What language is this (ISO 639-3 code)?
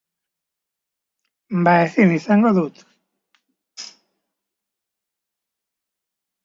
eus